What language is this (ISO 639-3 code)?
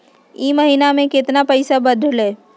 mag